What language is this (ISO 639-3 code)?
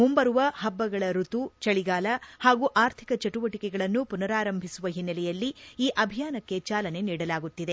kan